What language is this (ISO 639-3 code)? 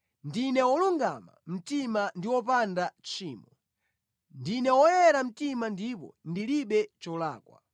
nya